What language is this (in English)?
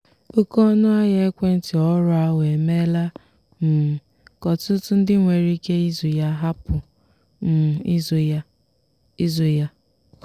Igbo